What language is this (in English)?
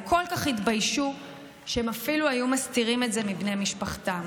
Hebrew